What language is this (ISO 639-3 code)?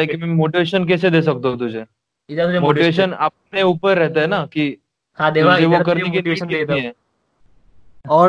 hin